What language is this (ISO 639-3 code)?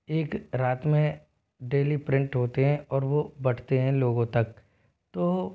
hin